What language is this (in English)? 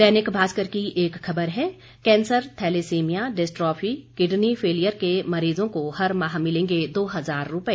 Hindi